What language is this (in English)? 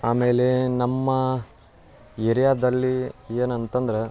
Kannada